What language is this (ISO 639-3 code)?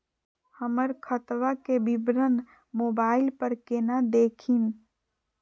mag